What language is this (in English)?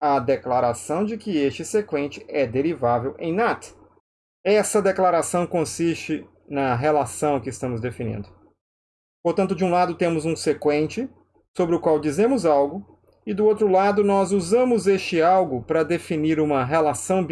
Portuguese